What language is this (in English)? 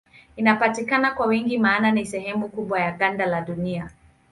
Swahili